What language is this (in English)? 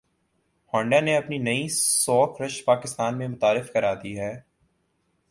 Urdu